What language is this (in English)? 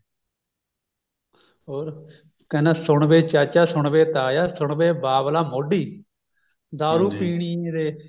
Punjabi